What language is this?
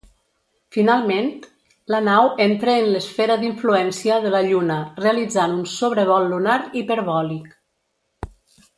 Catalan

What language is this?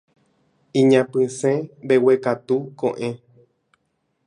Guarani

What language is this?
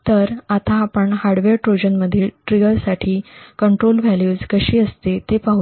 Marathi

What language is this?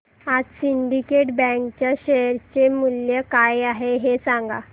Marathi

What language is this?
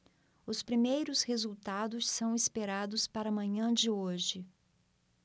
Portuguese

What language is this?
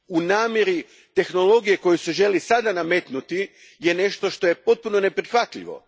Croatian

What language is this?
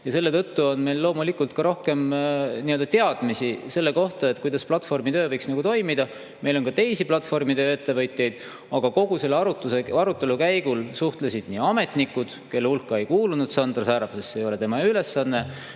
Estonian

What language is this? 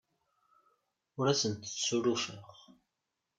Kabyle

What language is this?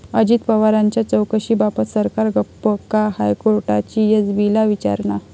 Marathi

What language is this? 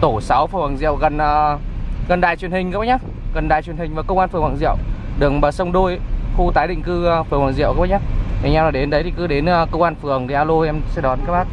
Vietnamese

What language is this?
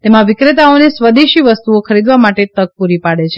Gujarati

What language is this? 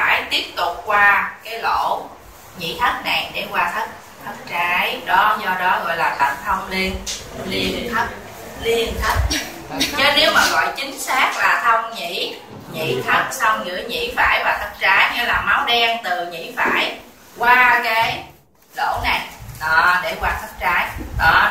Vietnamese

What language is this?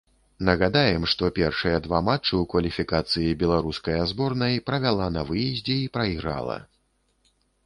Belarusian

